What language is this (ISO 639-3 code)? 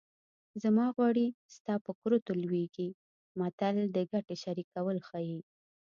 pus